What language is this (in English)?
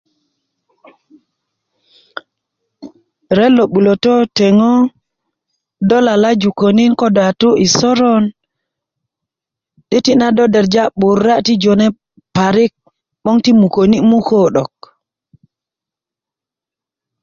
Kuku